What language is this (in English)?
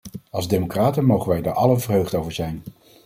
Dutch